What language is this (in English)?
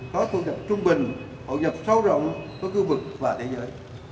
Vietnamese